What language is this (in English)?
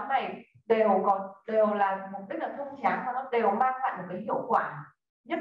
Vietnamese